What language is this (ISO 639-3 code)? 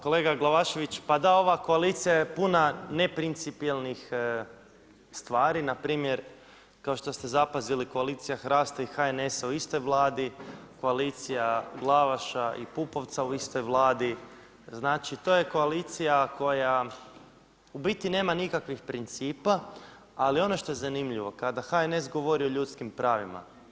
hrv